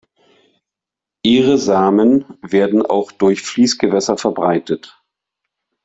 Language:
German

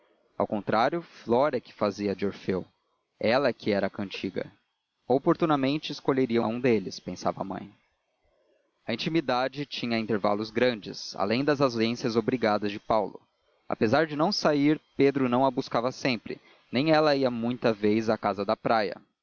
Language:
Portuguese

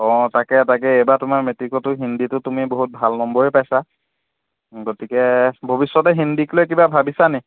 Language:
Assamese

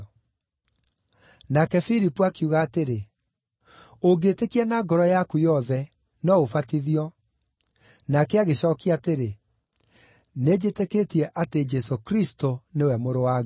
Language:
Kikuyu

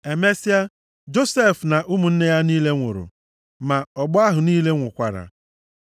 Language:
Igbo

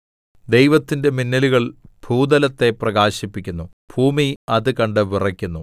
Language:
Malayalam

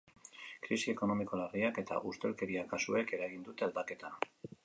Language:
Basque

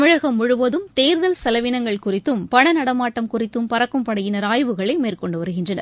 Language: Tamil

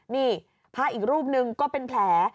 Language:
Thai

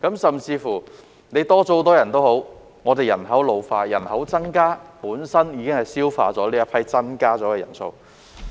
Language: Cantonese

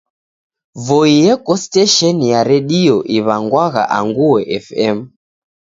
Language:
Taita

